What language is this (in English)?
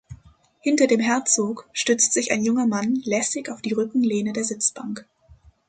German